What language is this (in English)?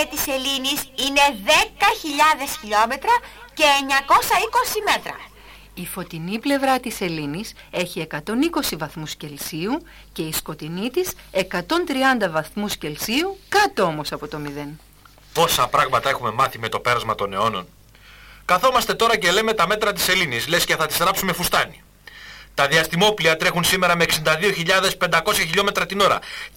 Greek